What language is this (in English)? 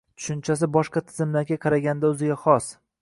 Uzbek